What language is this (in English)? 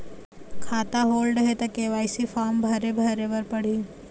Chhattisgarhi